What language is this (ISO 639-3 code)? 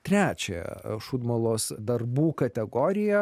lit